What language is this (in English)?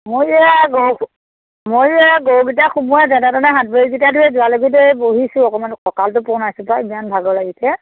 Assamese